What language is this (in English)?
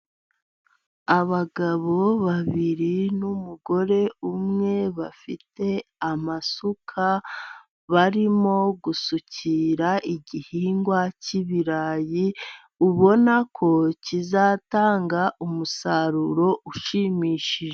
Kinyarwanda